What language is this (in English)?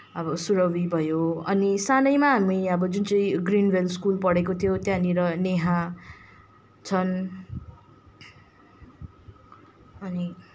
Nepali